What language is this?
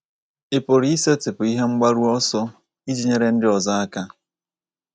Igbo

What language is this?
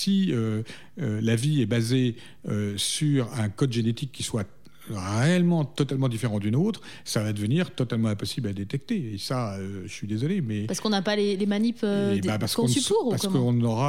French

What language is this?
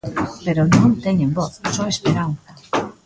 Galician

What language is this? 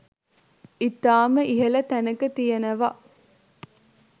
Sinhala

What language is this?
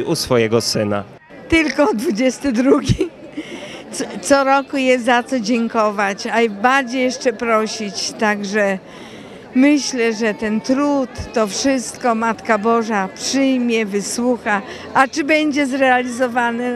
Polish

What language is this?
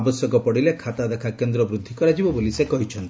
Odia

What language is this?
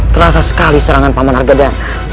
Indonesian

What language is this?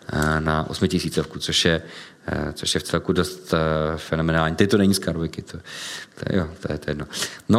Czech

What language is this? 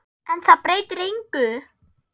Icelandic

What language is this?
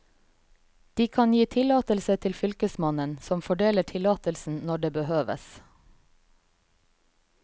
Norwegian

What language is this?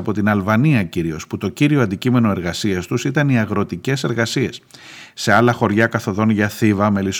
Greek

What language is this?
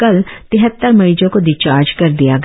Hindi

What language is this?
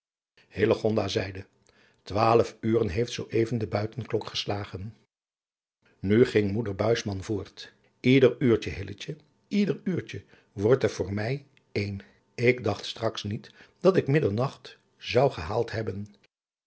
Dutch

